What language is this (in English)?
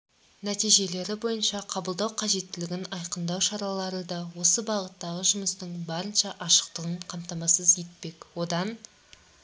Kazakh